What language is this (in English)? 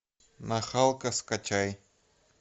Russian